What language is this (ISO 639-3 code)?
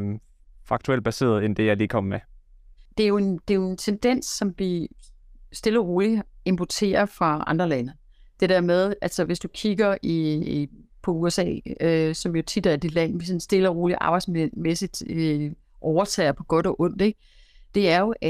dan